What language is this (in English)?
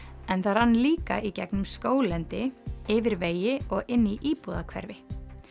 Icelandic